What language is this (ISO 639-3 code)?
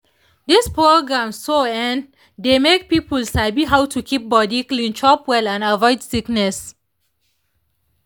pcm